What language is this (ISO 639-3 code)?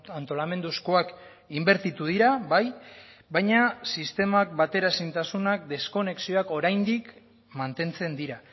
eus